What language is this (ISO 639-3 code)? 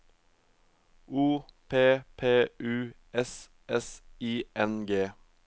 nor